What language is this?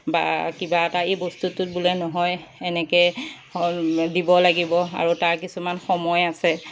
Assamese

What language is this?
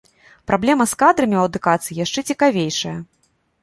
Belarusian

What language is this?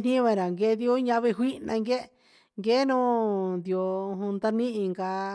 Huitepec Mixtec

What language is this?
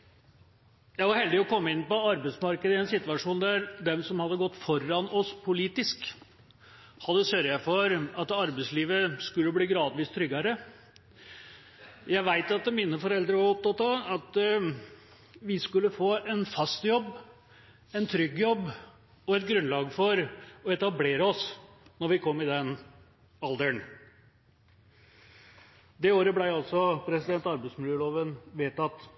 Norwegian Bokmål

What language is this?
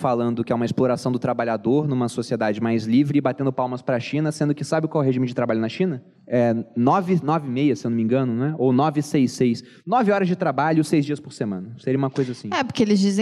Portuguese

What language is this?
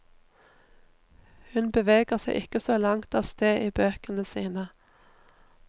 Norwegian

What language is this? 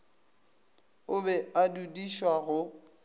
Northern Sotho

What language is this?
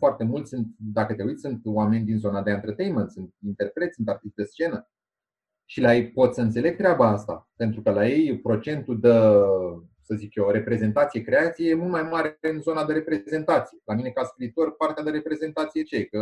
Romanian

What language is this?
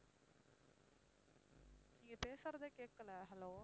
Tamil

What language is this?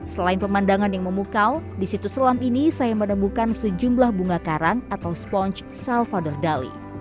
Indonesian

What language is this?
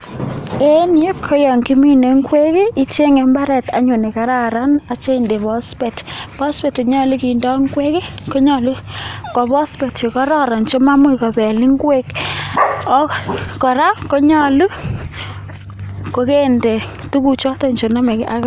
Kalenjin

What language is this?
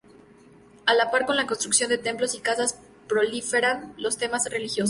Spanish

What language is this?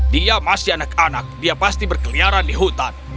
Indonesian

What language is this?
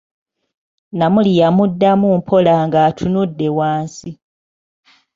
Ganda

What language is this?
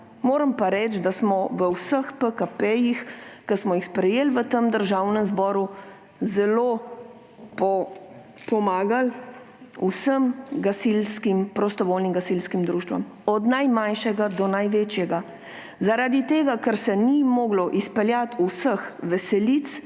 Slovenian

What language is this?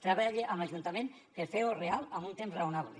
Catalan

